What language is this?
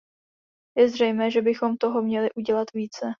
Czech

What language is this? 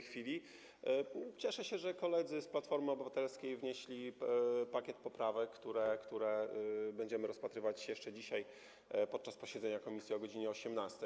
Polish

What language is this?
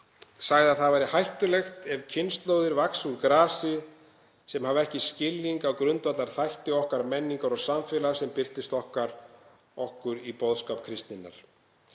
Icelandic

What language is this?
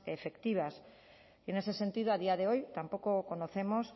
Spanish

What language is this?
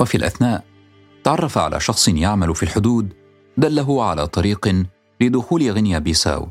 Arabic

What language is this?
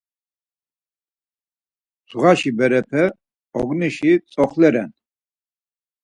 Laz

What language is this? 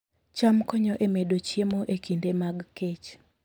Luo (Kenya and Tanzania)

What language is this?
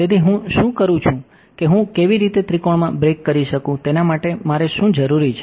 Gujarati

